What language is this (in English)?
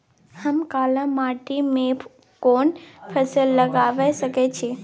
Maithili